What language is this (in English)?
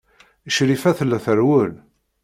Kabyle